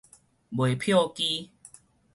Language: Min Nan Chinese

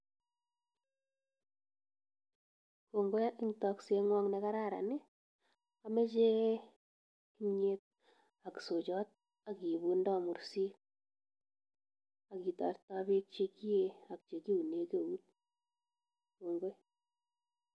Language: Kalenjin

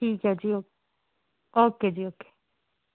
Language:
Punjabi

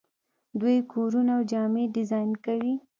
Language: Pashto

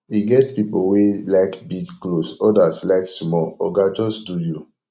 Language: Nigerian Pidgin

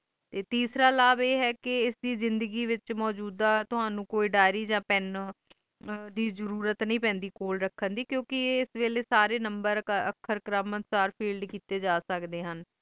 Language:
Punjabi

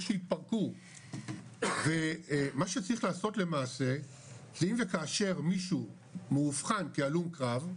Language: Hebrew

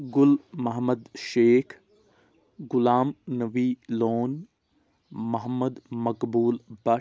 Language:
Kashmiri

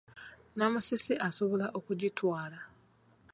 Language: Ganda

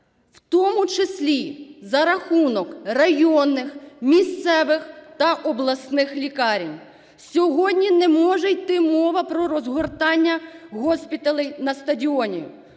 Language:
Ukrainian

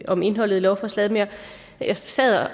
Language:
Danish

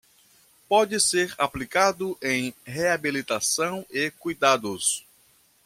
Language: Portuguese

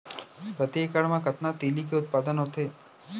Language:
Chhattisgarhi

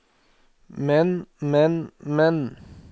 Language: Norwegian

